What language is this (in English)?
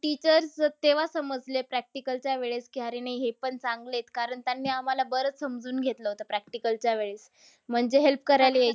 Marathi